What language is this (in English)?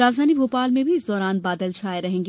Hindi